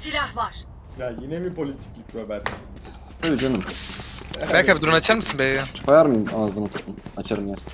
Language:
Turkish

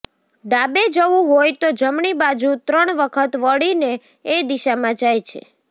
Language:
Gujarati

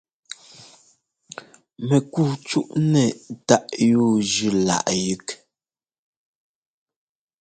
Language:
Ngomba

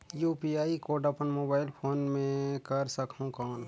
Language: Chhattisgarhi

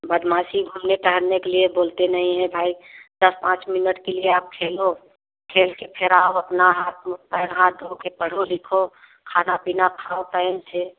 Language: Hindi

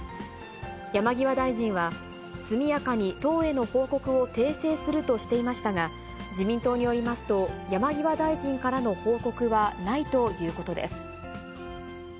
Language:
Japanese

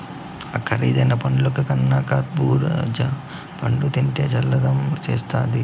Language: Telugu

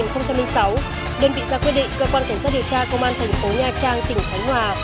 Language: Vietnamese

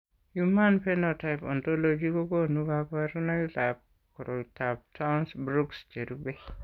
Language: Kalenjin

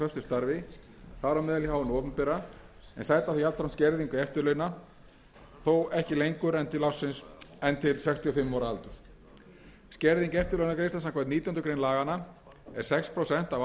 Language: Icelandic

